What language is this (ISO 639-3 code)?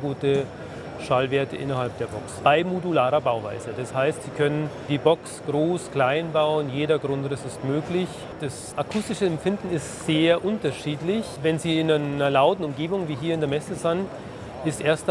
deu